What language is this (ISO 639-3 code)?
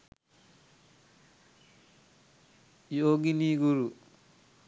sin